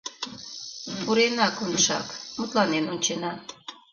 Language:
Mari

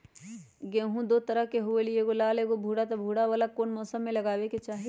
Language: Magahi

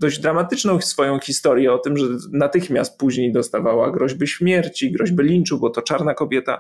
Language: Polish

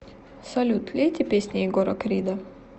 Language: Russian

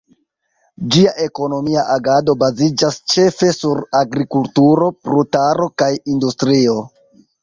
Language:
Esperanto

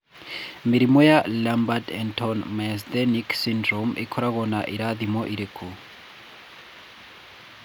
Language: Kikuyu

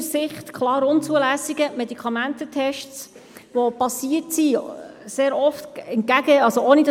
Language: Swiss German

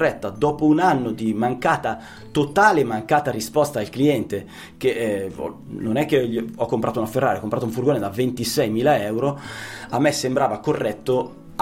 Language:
Italian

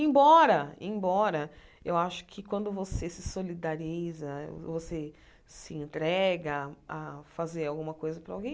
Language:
Portuguese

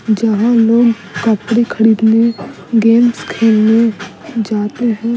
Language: Hindi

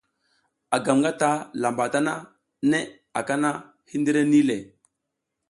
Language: South Giziga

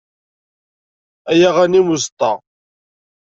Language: Kabyle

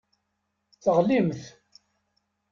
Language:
Kabyle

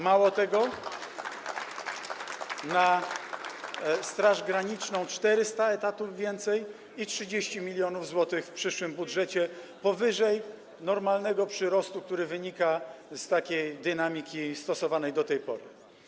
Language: Polish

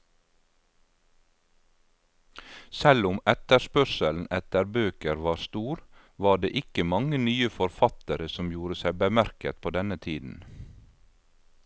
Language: Norwegian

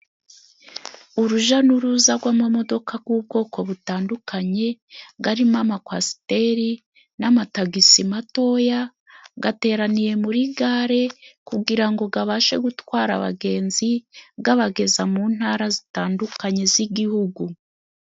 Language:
Kinyarwanda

